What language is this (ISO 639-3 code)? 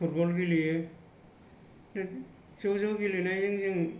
brx